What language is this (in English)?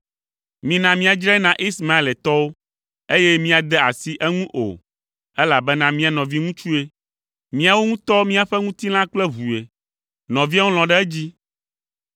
Ewe